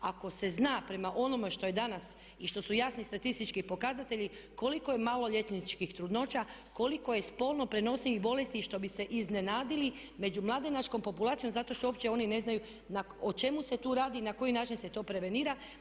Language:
Croatian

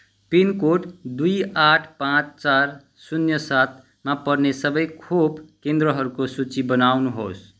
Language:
Nepali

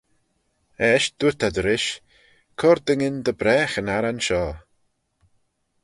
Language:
Manx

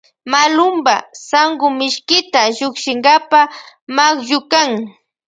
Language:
Loja Highland Quichua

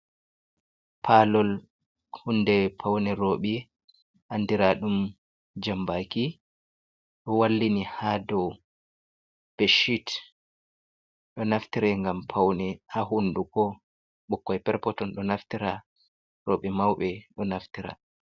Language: Fula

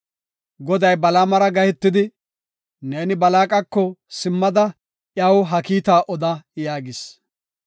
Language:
Gofa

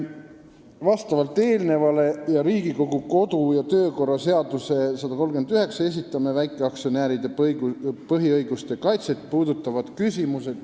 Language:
Estonian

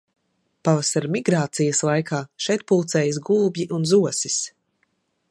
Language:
Latvian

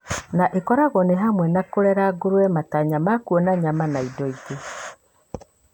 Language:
Kikuyu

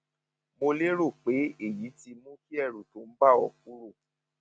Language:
Yoruba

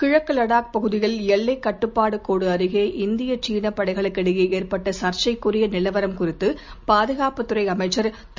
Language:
Tamil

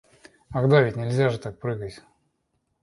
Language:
Russian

